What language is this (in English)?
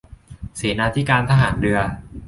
Thai